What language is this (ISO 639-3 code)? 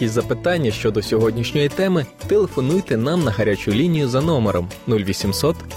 ukr